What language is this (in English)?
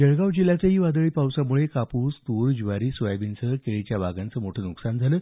Marathi